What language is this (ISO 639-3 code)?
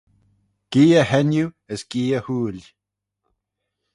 glv